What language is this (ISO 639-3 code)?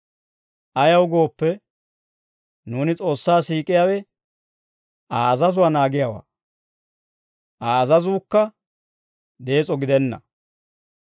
dwr